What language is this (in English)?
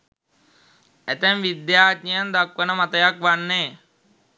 Sinhala